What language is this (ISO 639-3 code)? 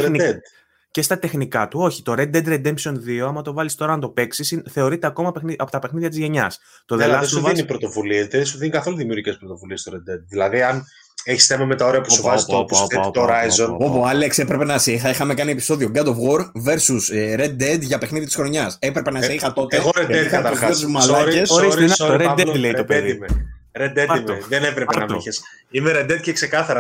ell